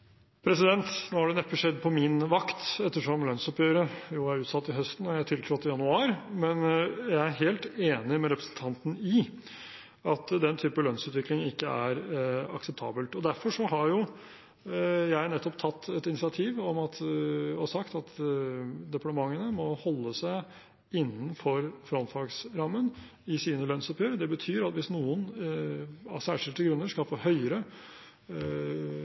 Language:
Norwegian Bokmål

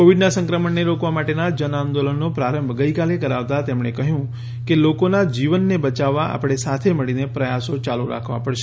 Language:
Gujarati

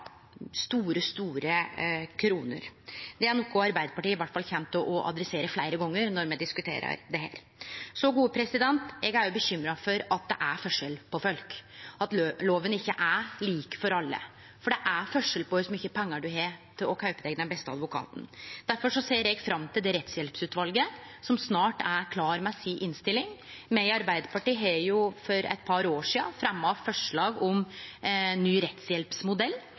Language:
Norwegian Nynorsk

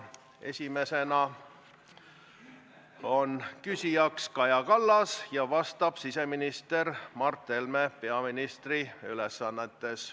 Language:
Estonian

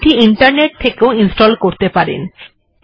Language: Bangla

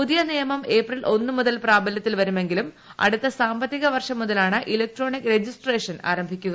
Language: Malayalam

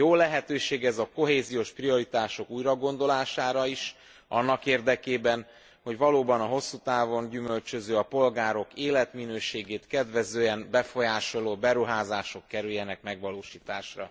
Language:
Hungarian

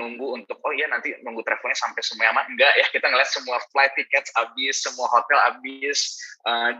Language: Indonesian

